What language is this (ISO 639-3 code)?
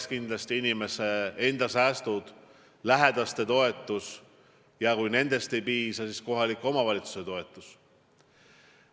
est